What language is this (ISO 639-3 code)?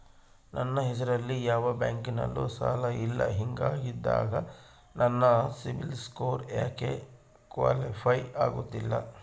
kan